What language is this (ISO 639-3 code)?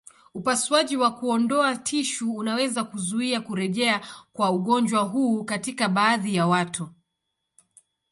swa